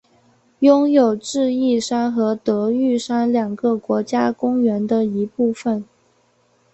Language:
Chinese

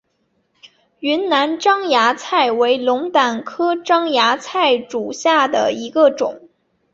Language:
Chinese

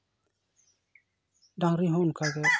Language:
Santali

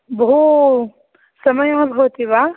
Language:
Sanskrit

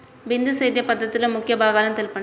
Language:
Telugu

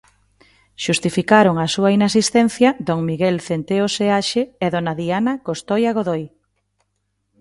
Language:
Galician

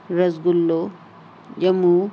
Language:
Sindhi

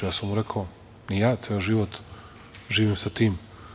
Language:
Serbian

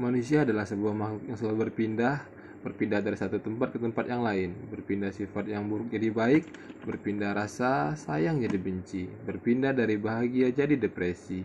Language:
Indonesian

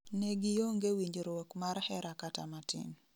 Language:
Luo (Kenya and Tanzania)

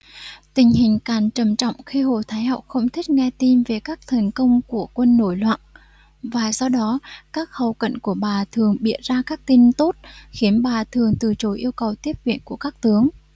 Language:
Vietnamese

